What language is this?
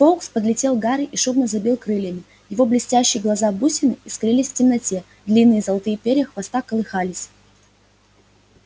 Russian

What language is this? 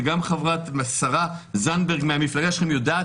Hebrew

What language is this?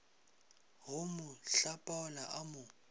Northern Sotho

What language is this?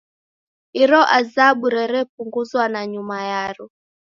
Taita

